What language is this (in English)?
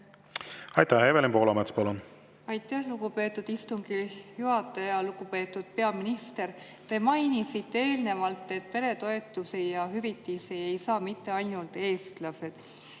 Estonian